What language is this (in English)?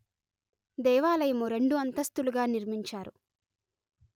Telugu